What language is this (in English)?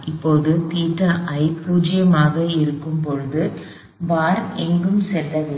Tamil